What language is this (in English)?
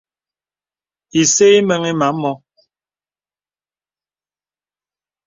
Bebele